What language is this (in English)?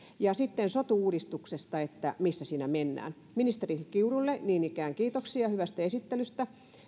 Finnish